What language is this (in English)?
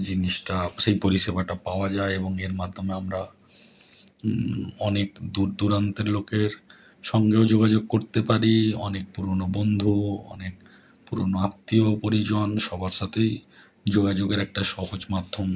Bangla